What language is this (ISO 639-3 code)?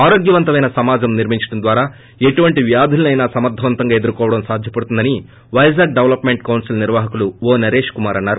tel